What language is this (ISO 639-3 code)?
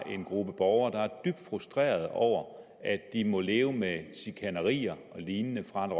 dan